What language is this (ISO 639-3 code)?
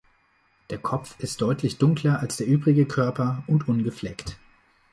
deu